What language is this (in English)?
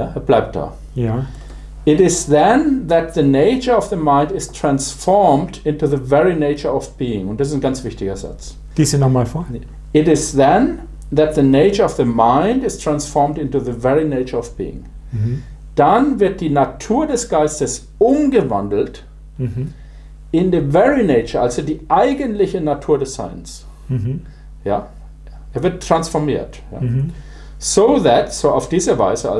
German